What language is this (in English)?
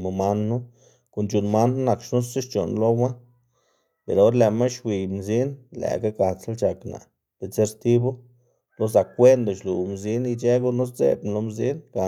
Xanaguía Zapotec